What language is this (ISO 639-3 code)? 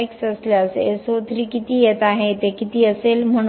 mar